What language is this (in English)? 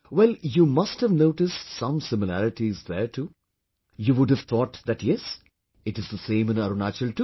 English